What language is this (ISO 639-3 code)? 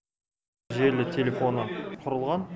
kaz